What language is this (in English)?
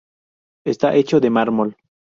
Spanish